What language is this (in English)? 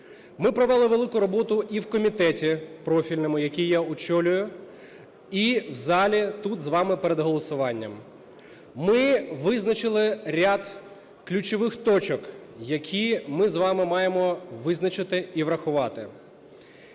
Ukrainian